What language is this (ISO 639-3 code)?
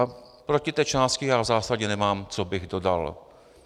ces